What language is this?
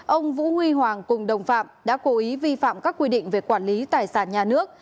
Vietnamese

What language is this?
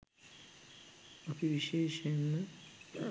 Sinhala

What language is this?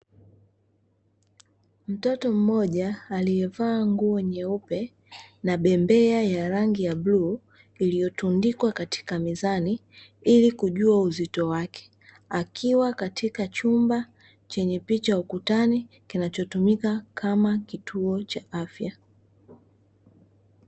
Swahili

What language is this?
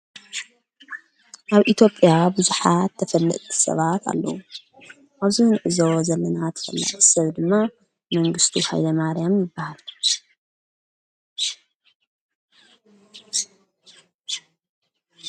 Tigrinya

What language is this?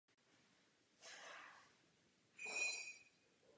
Czech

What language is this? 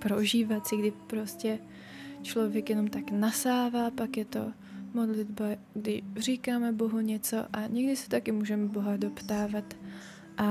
Czech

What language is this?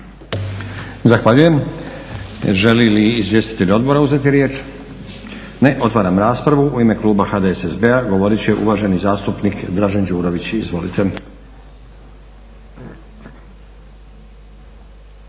Croatian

